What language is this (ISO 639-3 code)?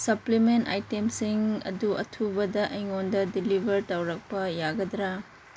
mni